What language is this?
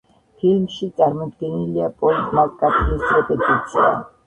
Georgian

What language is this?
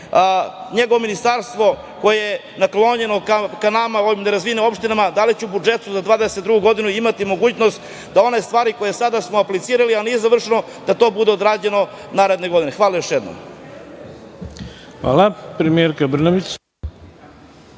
Serbian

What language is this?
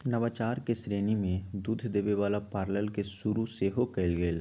Magahi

